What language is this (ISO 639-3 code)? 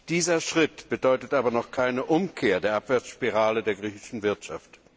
deu